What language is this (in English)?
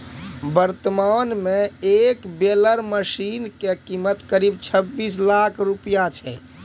Maithili